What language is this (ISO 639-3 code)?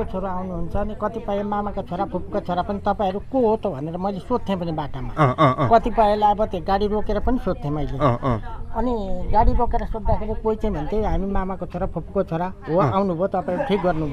tha